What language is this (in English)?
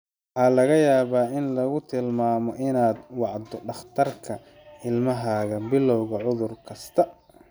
Somali